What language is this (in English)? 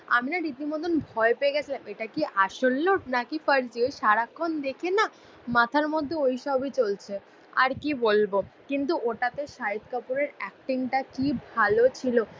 Bangla